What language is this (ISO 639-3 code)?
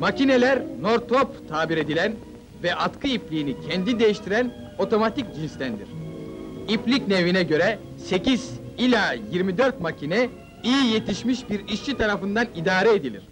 tur